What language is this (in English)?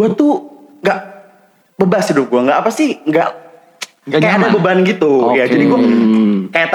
Indonesian